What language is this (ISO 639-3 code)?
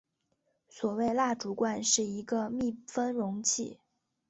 zho